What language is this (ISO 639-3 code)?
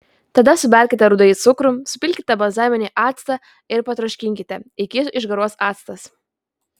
lit